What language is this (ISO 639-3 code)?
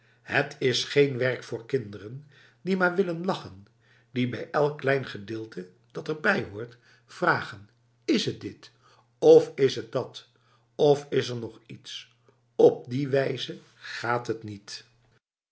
nld